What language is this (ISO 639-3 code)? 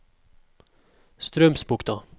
nor